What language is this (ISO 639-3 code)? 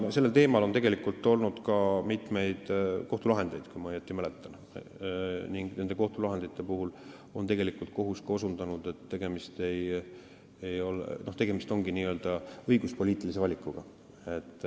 est